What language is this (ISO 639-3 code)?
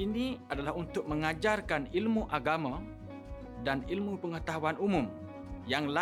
msa